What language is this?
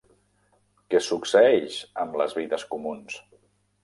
Catalan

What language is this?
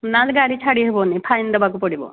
Odia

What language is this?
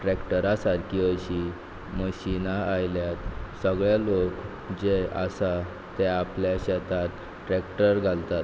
Konkani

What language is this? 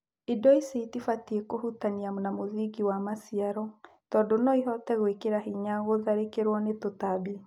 Kikuyu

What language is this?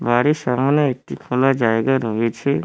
Bangla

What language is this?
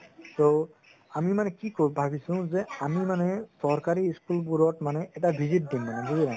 Assamese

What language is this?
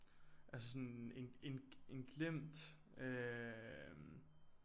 Danish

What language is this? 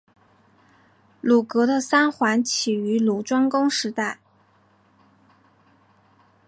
Chinese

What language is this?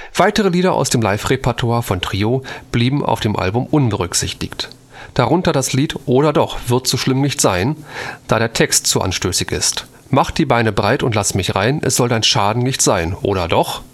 German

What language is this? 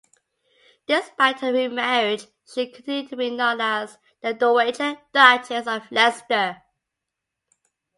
English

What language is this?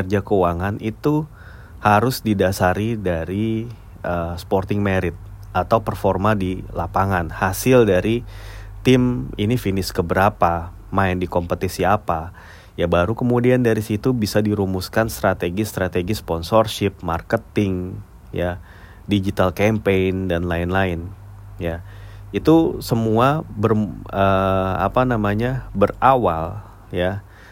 Indonesian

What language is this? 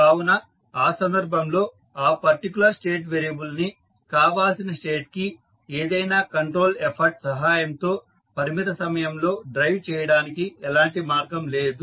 Telugu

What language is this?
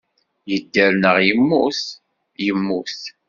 Kabyle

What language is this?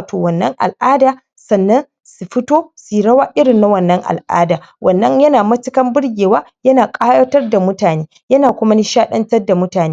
Hausa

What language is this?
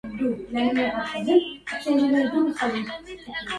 Arabic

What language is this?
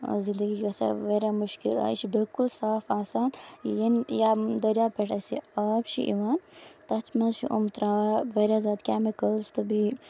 Kashmiri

